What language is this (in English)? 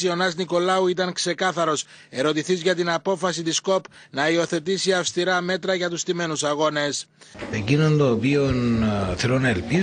Greek